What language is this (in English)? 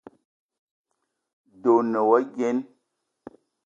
Eton (Cameroon)